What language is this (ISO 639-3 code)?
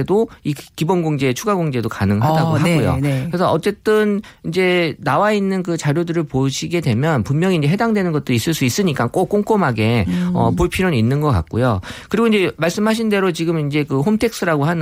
kor